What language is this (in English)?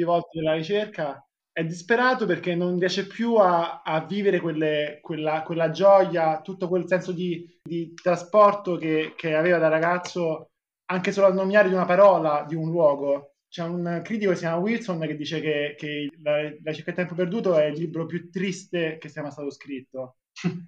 Italian